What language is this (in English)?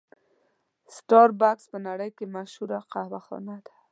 Pashto